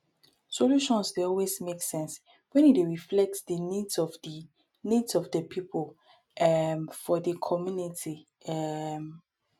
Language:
Nigerian Pidgin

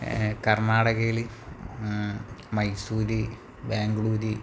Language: Malayalam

